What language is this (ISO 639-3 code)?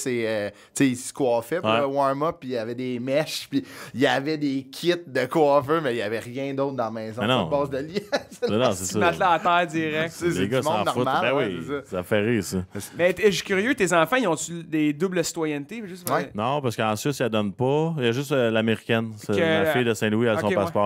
fra